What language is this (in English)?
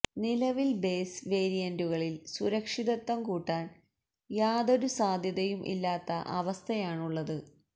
Malayalam